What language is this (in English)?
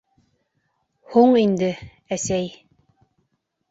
Bashkir